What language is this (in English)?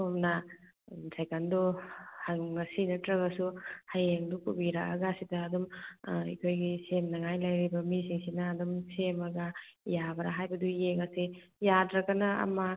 Manipuri